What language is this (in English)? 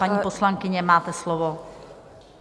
Czech